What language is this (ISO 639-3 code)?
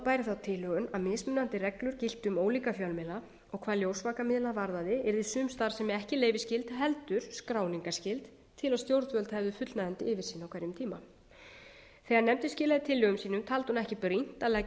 isl